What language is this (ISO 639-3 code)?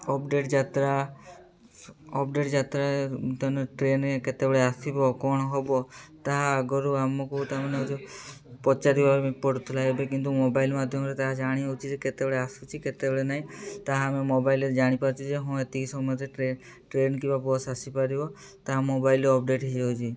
ori